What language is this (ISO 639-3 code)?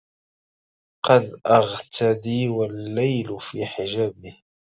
ara